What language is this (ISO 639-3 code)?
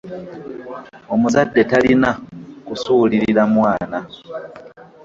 lug